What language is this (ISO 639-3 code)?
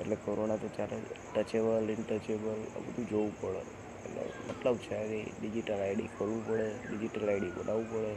guj